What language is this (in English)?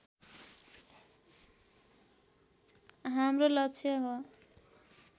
Nepali